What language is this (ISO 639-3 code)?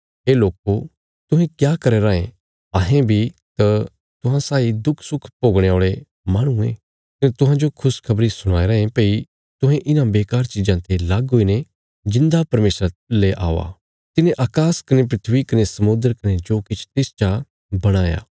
kfs